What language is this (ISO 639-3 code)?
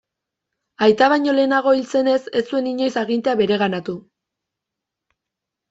eus